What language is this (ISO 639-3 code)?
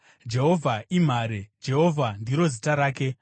sna